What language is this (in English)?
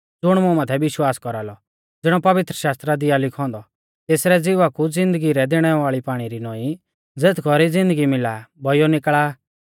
Mahasu Pahari